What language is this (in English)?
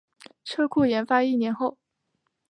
Chinese